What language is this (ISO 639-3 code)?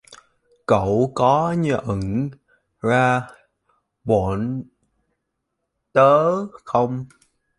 vie